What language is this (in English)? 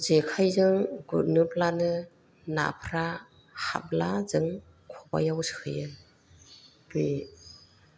Bodo